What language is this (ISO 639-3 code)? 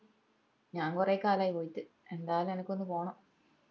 mal